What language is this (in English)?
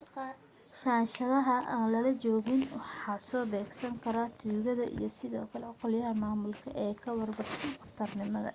Somali